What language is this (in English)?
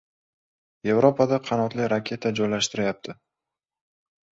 Uzbek